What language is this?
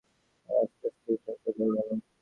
Bangla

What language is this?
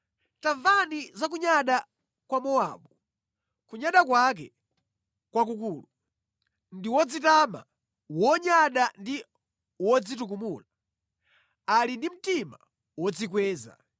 Nyanja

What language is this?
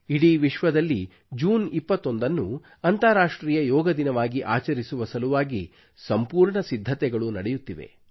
Kannada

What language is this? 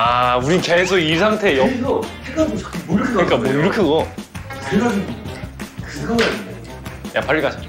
Korean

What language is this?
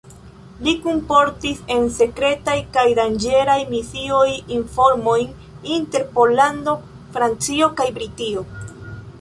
Esperanto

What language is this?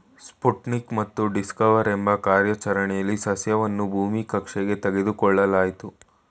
Kannada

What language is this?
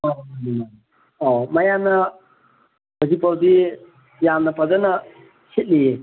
Manipuri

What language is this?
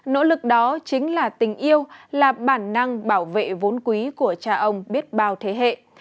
Vietnamese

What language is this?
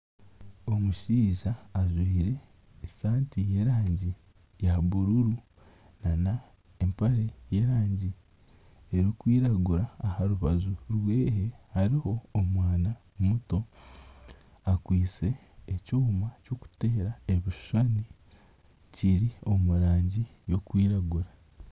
Nyankole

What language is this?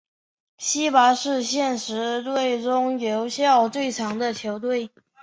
Chinese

